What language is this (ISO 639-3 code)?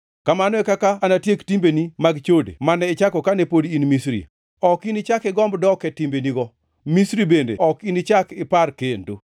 luo